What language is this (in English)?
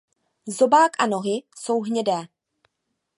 Czech